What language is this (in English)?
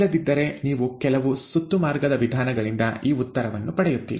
Kannada